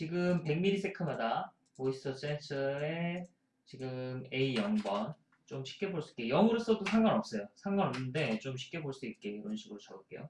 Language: Korean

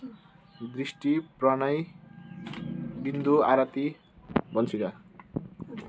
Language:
Nepali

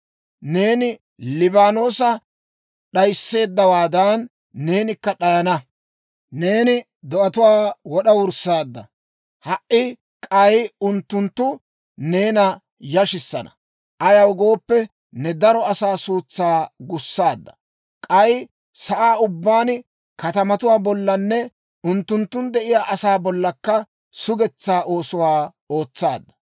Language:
Dawro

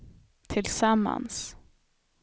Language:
Swedish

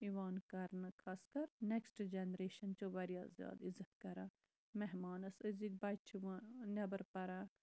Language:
Kashmiri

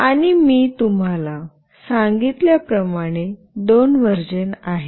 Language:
Marathi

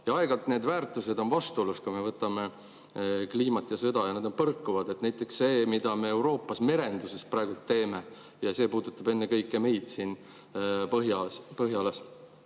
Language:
Estonian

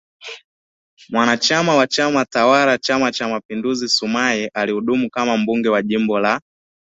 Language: Swahili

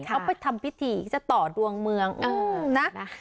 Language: Thai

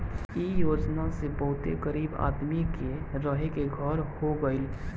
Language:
Bhojpuri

